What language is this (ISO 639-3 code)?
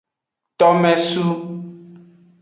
ajg